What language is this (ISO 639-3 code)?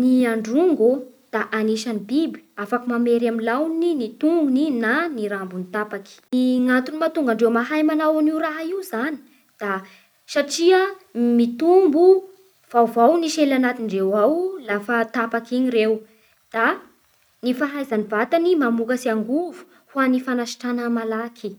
bhr